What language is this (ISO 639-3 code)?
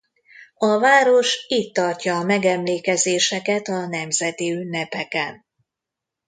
hun